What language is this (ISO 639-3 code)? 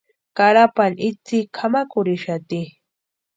pua